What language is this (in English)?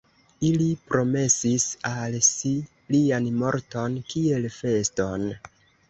Esperanto